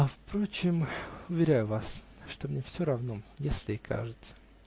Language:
Russian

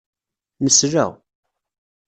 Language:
Kabyle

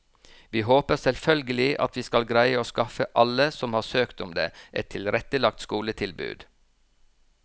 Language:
Norwegian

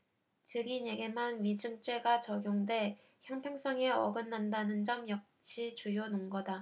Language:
Korean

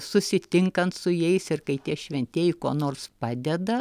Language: Lithuanian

